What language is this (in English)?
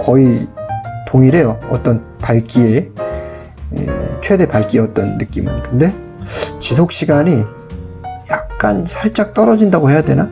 Korean